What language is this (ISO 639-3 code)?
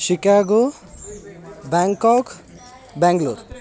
san